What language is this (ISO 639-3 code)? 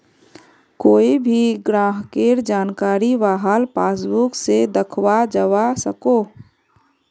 mag